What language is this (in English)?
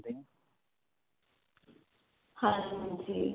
Punjabi